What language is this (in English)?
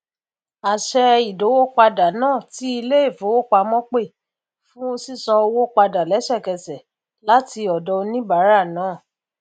Yoruba